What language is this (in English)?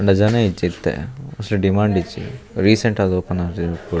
Tulu